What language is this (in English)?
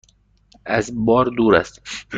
Persian